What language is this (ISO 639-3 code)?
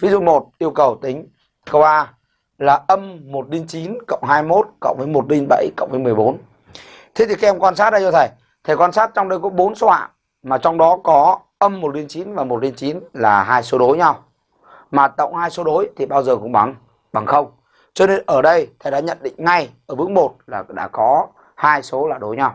vie